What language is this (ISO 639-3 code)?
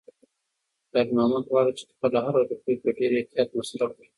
pus